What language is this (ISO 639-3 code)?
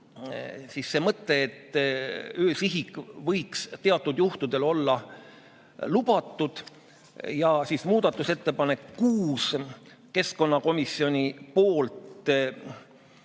est